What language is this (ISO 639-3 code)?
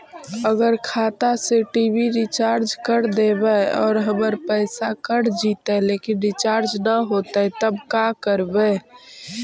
mag